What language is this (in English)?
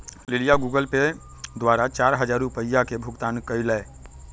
Magahi